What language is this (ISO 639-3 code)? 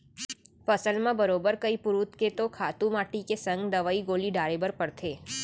hne